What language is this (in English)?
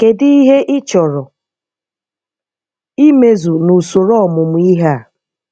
Igbo